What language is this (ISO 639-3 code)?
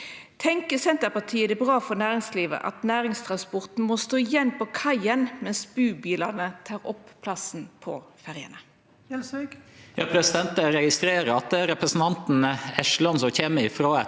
nor